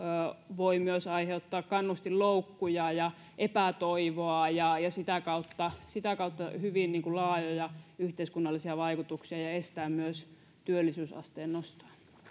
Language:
Finnish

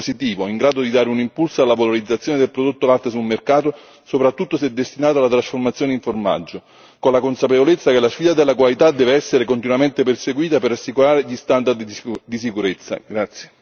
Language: Italian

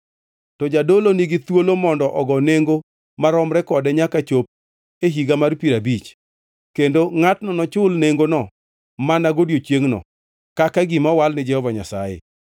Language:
Luo (Kenya and Tanzania)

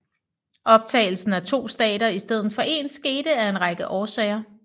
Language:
Danish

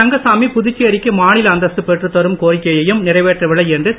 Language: Tamil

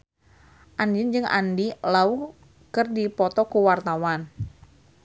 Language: Sundanese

